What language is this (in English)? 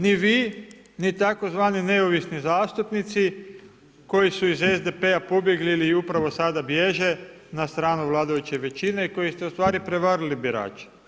Croatian